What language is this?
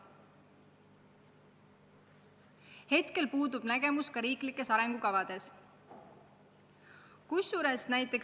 Estonian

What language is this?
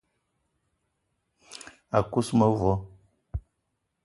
Eton (Cameroon)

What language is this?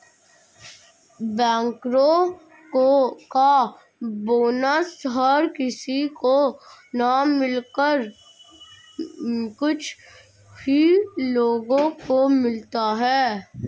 Hindi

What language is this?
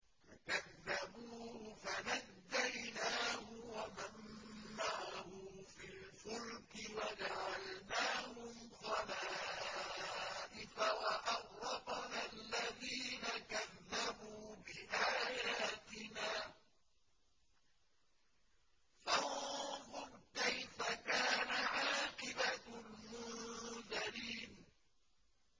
Arabic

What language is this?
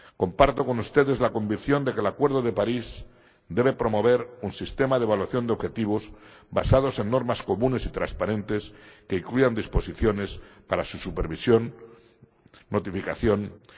Spanish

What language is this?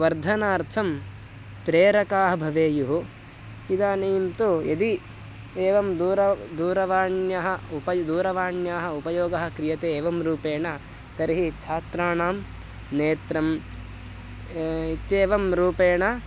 Sanskrit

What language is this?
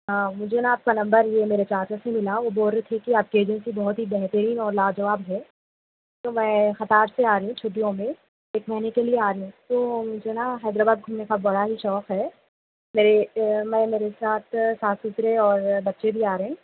Urdu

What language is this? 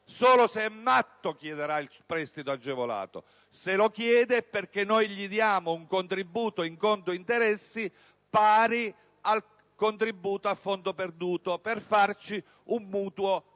Italian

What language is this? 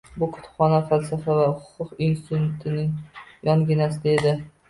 Uzbek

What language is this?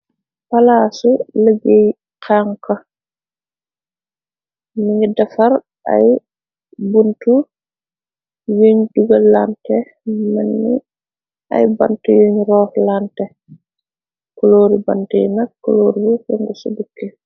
Wolof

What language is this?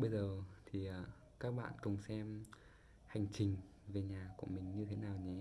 Vietnamese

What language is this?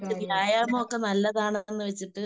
Malayalam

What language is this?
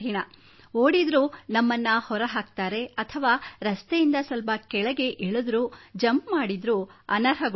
Kannada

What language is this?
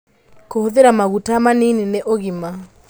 Kikuyu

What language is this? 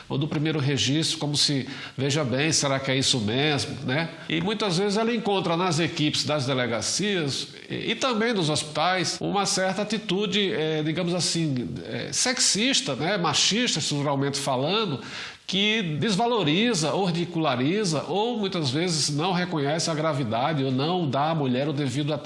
Portuguese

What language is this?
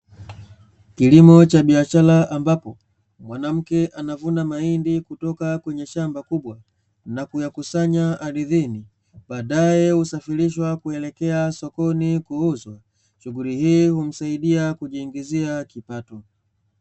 Swahili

